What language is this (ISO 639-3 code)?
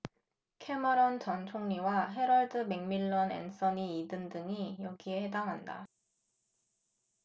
kor